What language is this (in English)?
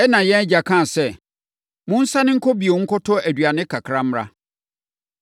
Akan